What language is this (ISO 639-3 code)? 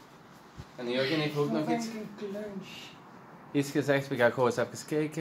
nld